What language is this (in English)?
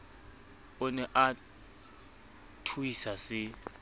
Southern Sotho